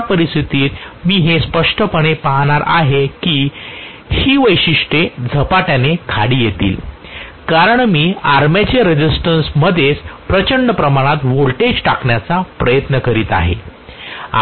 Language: Marathi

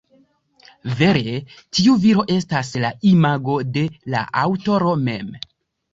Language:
Esperanto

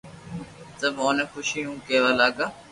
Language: Loarki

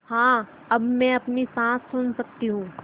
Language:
Hindi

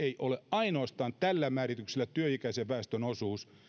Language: Finnish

